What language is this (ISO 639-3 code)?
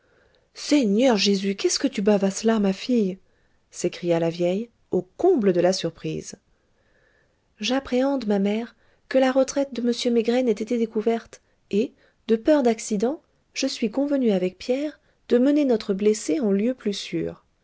fra